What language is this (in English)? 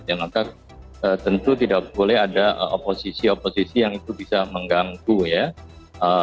Indonesian